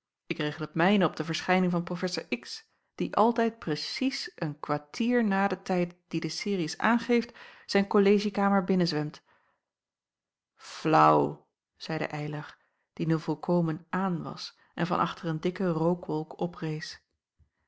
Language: Dutch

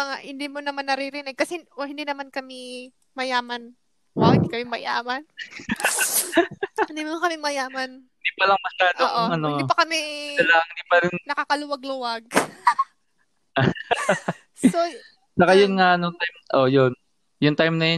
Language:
Filipino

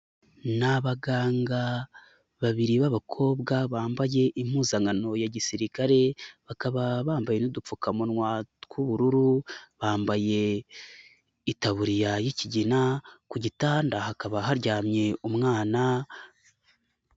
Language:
Kinyarwanda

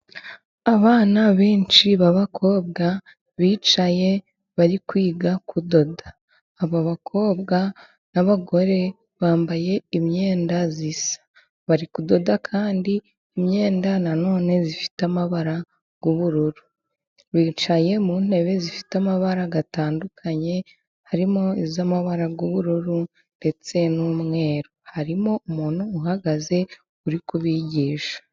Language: Kinyarwanda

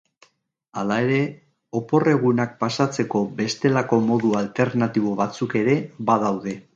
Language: Basque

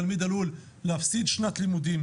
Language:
Hebrew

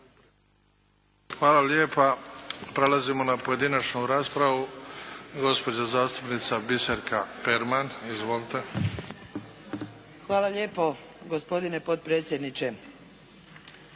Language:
Croatian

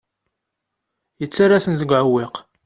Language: Kabyle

